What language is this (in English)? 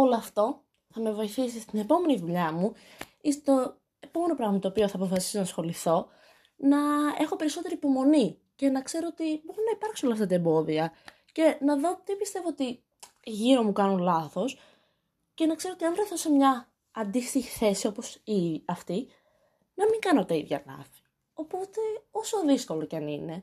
Greek